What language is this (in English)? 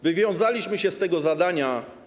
Polish